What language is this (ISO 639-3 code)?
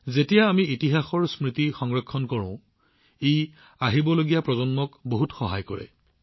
asm